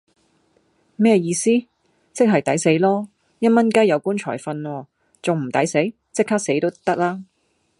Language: Cantonese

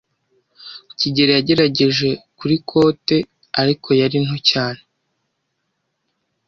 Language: Kinyarwanda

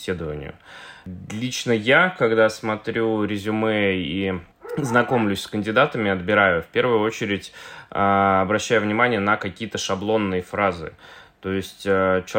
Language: Russian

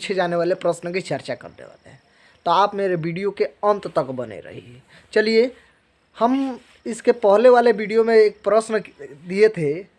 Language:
Hindi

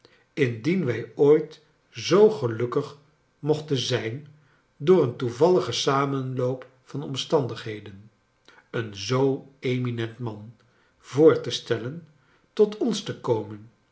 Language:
Dutch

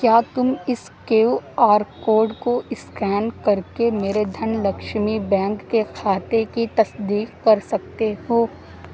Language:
Urdu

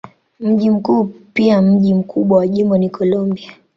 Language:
Swahili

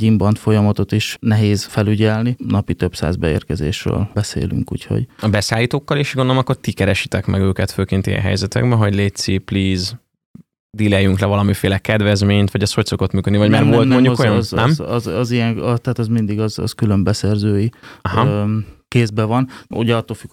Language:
Hungarian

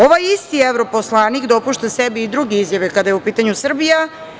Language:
Serbian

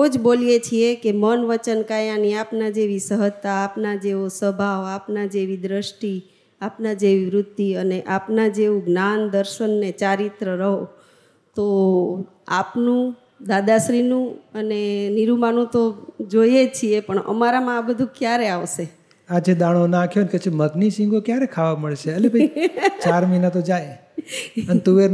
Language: Gujarati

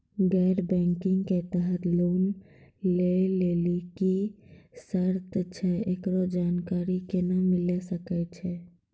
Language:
Maithili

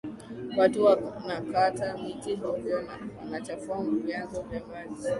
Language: Swahili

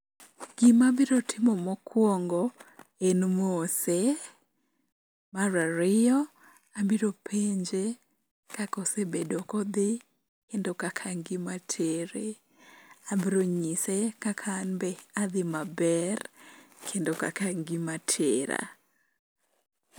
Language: Luo (Kenya and Tanzania)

